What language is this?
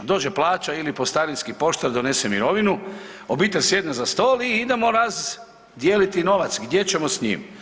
Croatian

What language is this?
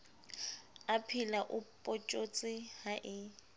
Southern Sotho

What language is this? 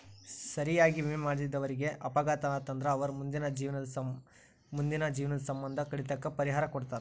Kannada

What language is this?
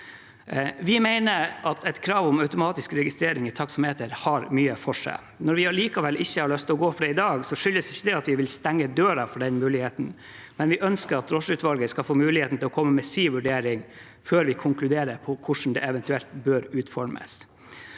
Norwegian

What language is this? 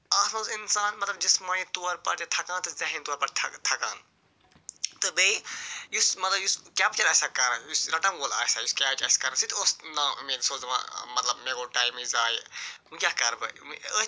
Kashmiri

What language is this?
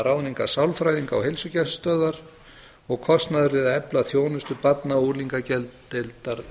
Icelandic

